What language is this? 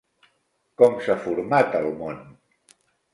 Catalan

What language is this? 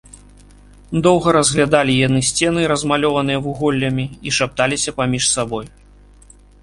Belarusian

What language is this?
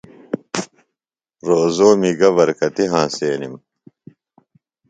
Phalura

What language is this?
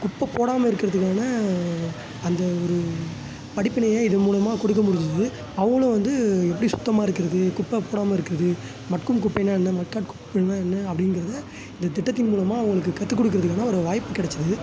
Tamil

